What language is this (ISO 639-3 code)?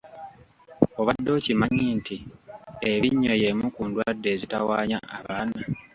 lug